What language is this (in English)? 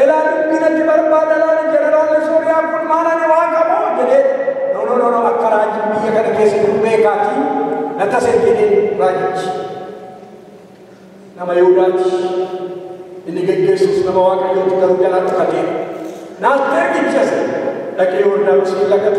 Indonesian